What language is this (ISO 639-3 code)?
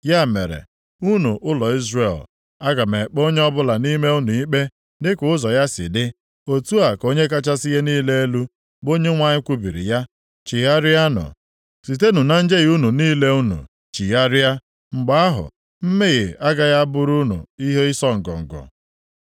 ibo